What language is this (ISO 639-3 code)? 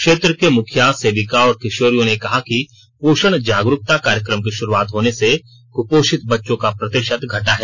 hin